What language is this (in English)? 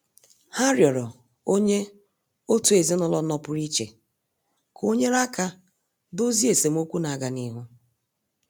Igbo